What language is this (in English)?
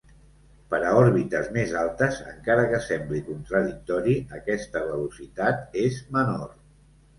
Catalan